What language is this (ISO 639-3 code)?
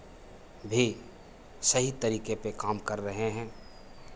hin